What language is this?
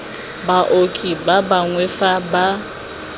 Tswana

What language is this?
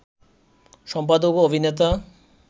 Bangla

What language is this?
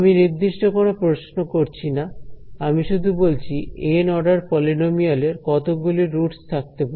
Bangla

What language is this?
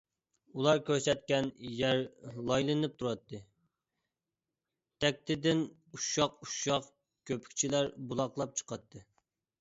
Uyghur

